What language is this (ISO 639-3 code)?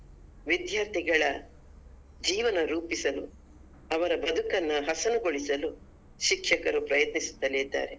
kan